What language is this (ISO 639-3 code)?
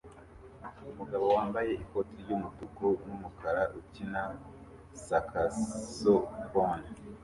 kin